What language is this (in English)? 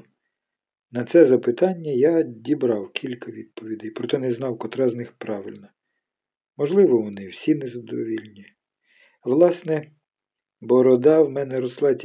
Ukrainian